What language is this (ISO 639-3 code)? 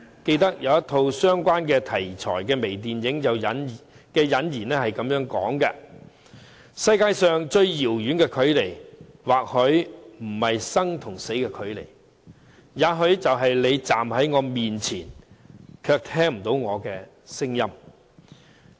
yue